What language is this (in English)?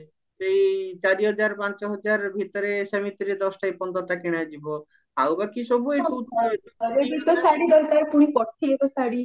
Odia